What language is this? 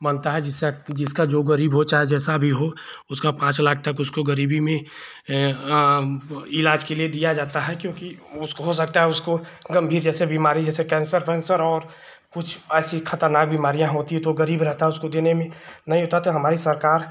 Hindi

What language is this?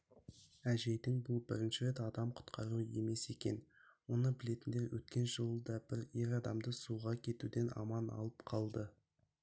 Kazakh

